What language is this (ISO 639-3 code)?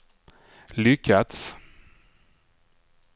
swe